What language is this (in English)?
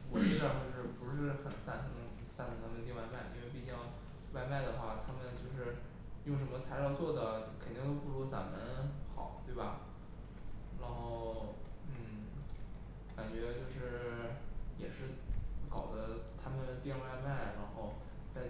Chinese